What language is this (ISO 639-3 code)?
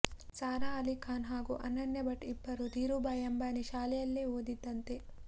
kan